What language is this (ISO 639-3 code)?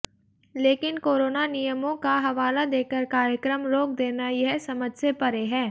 hin